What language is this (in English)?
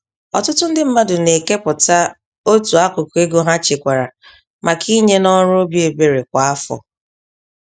Igbo